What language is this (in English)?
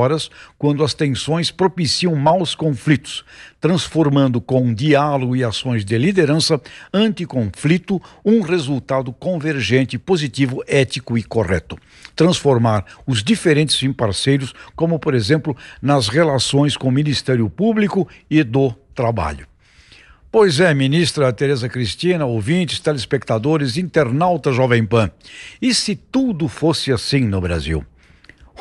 Portuguese